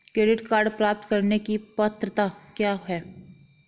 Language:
Hindi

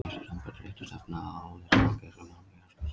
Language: Icelandic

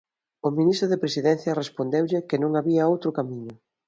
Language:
Galician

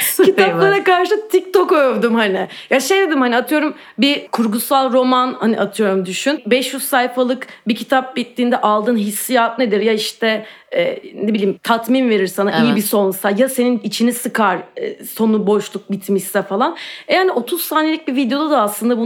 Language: Turkish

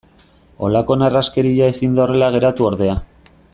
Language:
Basque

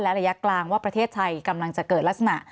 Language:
Thai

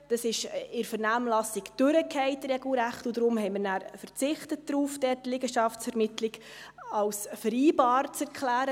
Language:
Swiss German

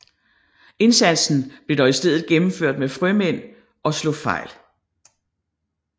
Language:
Danish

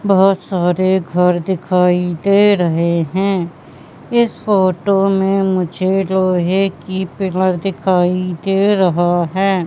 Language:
Hindi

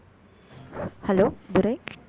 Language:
Tamil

